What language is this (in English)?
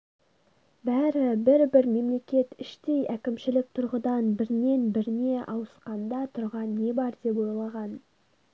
Kazakh